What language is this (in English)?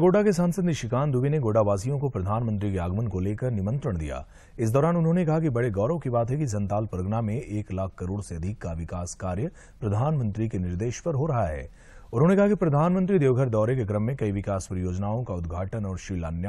Hindi